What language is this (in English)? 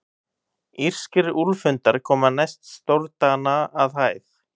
Icelandic